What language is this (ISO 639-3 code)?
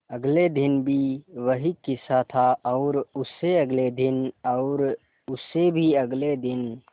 hin